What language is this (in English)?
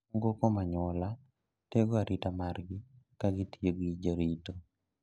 Luo (Kenya and Tanzania)